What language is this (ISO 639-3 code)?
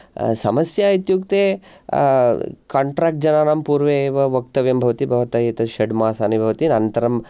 san